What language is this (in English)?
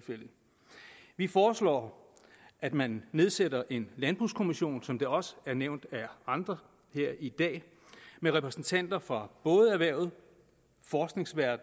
Danish